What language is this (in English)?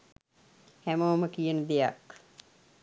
Sinhala